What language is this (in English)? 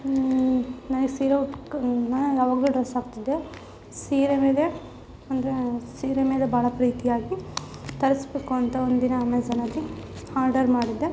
Kannada